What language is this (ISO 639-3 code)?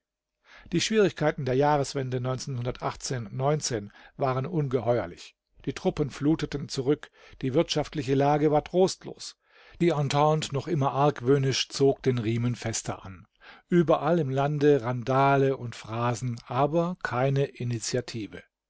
deu